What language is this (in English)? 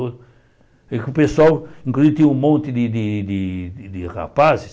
Portuguese